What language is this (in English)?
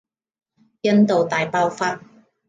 Cantonese